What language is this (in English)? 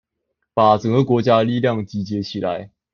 Chinese